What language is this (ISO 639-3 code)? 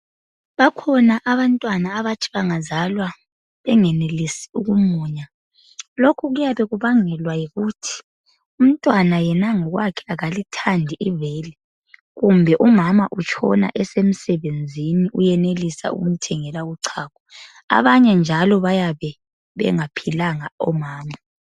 nde